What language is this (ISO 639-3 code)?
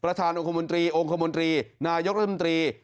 tha